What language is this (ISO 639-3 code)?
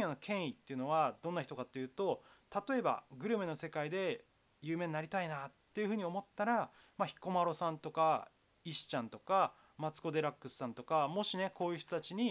jpn